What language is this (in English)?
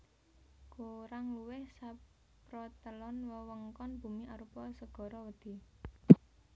Javanese